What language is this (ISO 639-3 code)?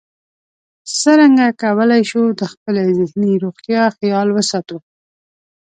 pus